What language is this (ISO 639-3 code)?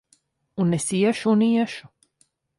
lav